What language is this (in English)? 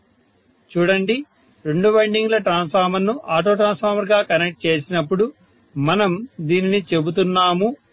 Telugu